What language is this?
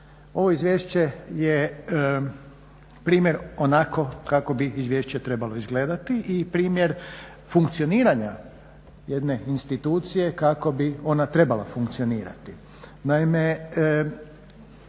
Croatian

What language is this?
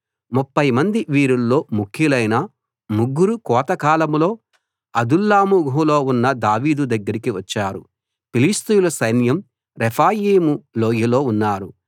Telugu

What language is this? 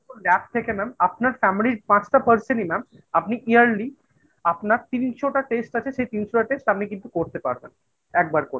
Bangla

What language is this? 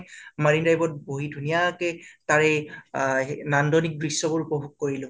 Assamese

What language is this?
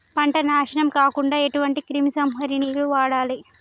Telugu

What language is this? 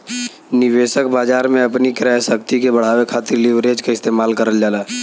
Bhojpuri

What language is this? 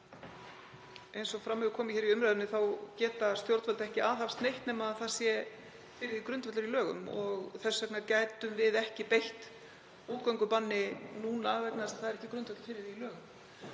Icelandic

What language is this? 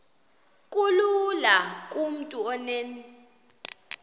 Xhosa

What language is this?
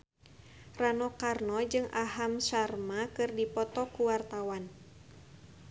Sundanese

